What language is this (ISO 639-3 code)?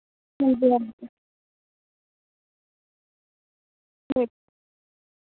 doi